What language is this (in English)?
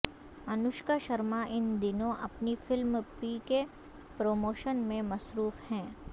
Urdu